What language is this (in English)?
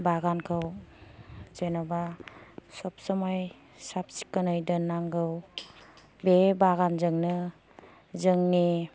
Bodo